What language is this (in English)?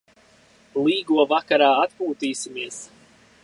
Latvian